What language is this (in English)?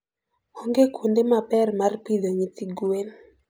Luo (Kenya and Tanzania)